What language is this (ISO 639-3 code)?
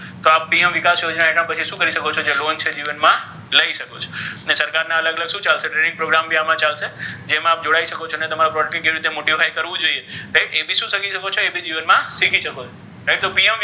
guj